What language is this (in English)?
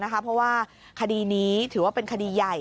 Thai